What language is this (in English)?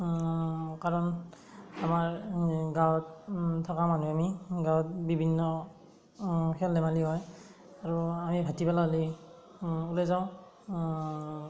Assamese